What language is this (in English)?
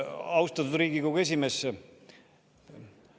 Estonian